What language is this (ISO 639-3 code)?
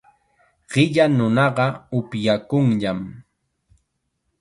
qxa